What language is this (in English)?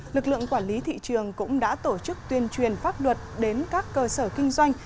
Vietnamese